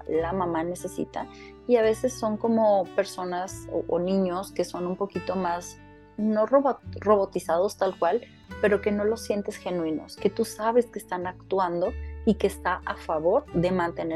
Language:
Spanish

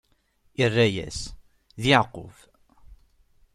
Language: Kabyle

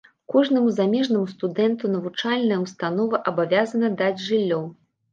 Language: Belarusian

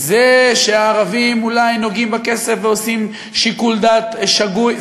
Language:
Hebrew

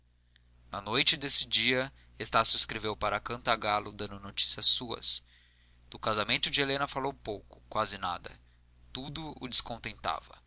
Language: Portuguese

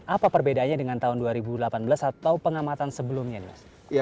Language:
Indonesian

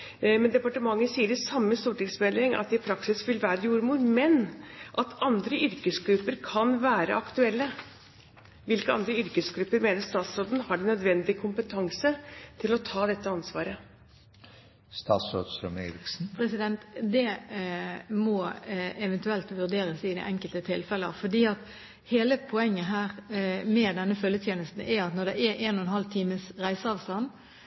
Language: Norwegian Bokmål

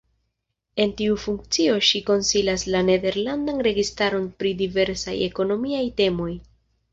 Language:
Esperanto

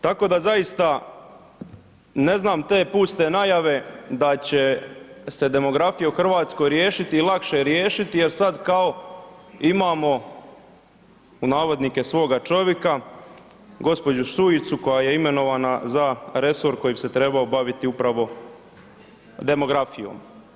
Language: Croatian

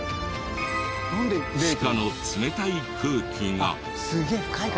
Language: Japanese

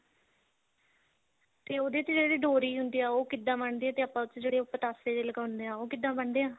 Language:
Punjabi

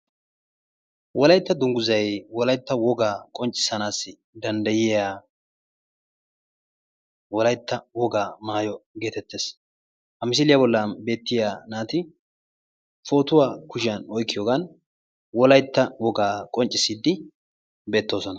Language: Wolaytta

